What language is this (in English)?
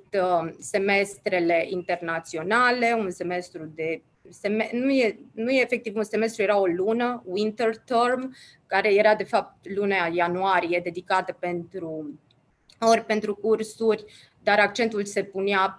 Romanian